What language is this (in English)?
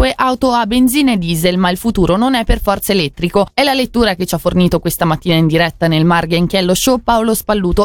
Italian